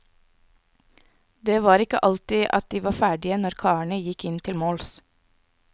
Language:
Norwegian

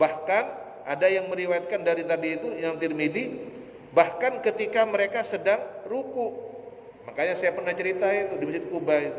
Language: Indonesian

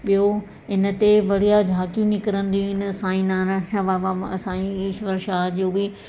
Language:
Sindhi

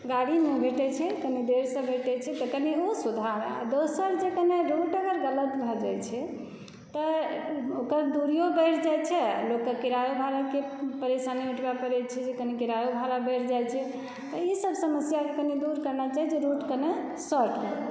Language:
Maithili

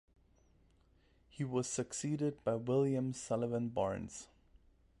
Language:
English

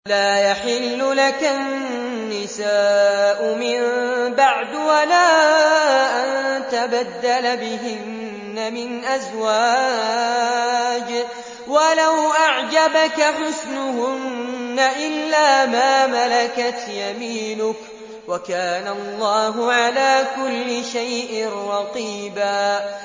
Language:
Arabic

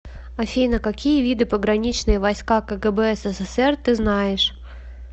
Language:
Russian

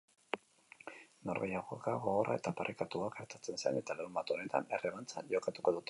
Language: Basque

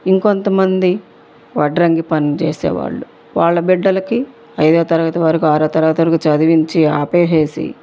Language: Telugu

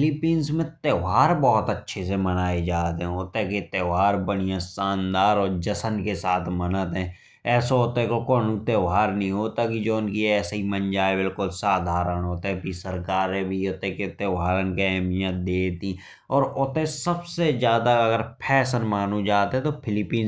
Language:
Bundeli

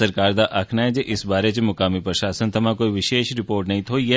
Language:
Dogri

